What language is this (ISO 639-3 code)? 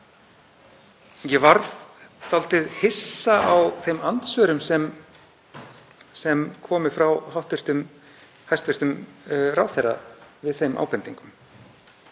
isl